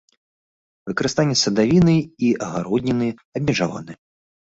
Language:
Belarusian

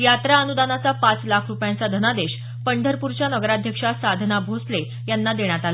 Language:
Marathi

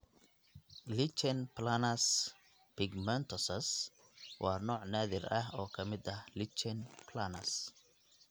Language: Somali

